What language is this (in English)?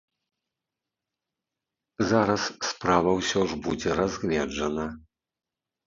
Belarusian